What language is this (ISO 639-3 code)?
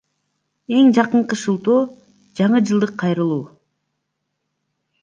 kir